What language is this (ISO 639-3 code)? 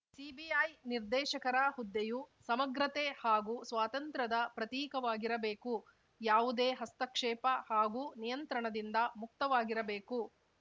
kan